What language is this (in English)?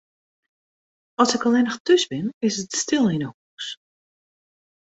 Western Frisian